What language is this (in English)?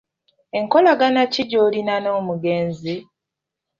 Ganda